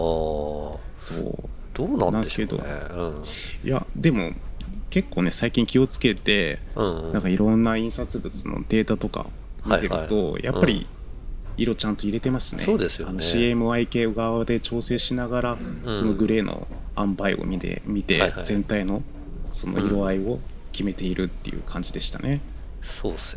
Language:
Japanese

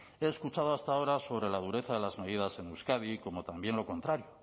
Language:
Spanish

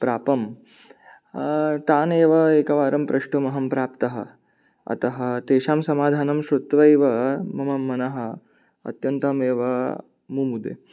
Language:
Sanskrit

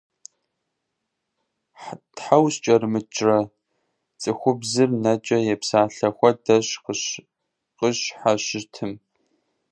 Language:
Kabardian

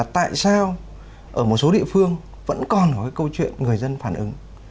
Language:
Vietnamese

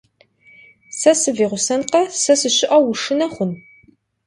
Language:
Kabardian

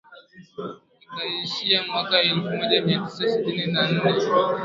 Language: Swahili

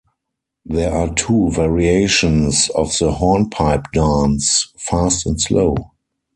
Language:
English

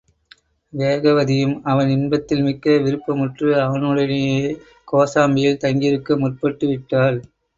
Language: Tamil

